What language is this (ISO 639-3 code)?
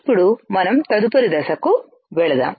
tel